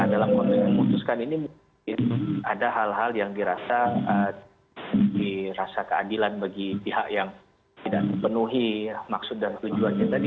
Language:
Indonesian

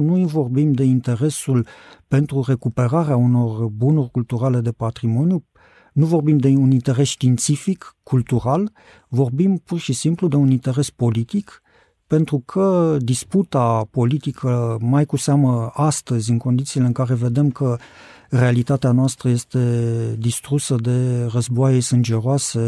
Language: Romanian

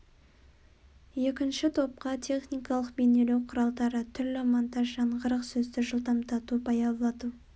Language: Kazakh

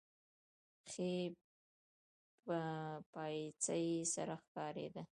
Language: Pashto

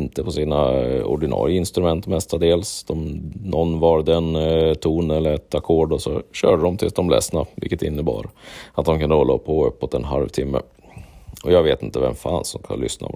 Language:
Swedish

